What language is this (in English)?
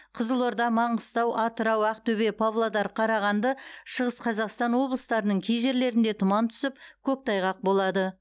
Kazakh